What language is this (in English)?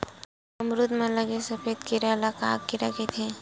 Chhattisgarhi